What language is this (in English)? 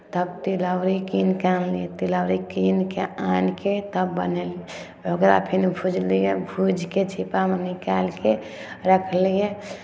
Maithili